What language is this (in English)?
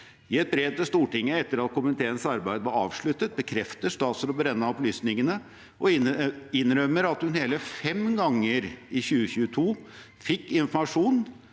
Norwegian